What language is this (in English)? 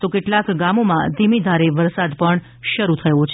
Gujarati